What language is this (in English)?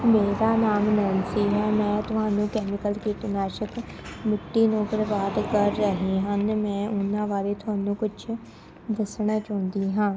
Punjabi